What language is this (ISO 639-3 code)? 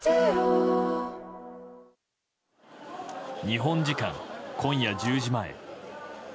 jpn